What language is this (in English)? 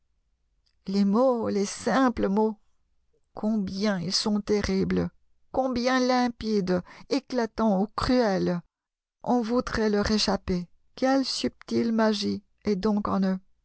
French